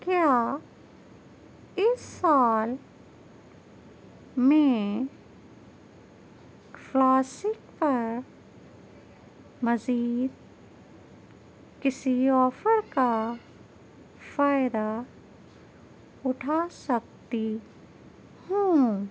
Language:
Urdu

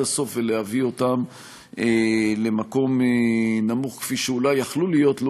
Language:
Hebrew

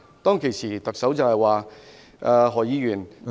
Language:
Cantonese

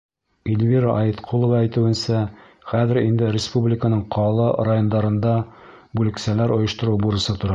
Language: Bashkir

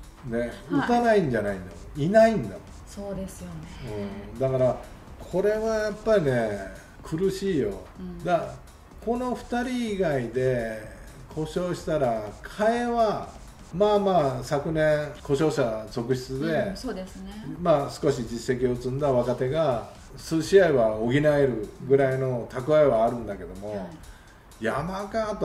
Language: Japanese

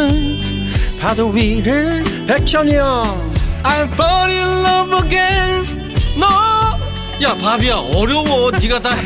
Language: Korean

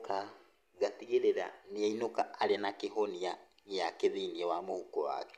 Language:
Kikuyu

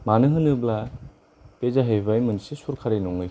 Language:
Bodo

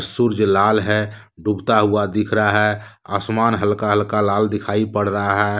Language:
Hindi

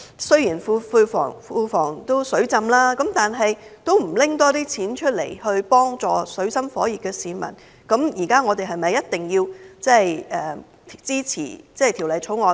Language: Cantonese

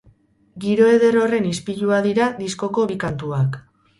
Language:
Basque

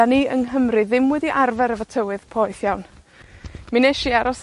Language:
Welsh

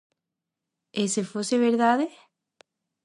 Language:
Galician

